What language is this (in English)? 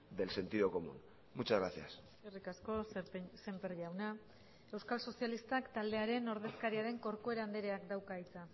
Basque